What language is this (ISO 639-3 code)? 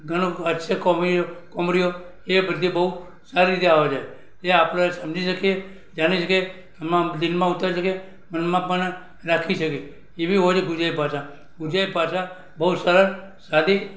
guj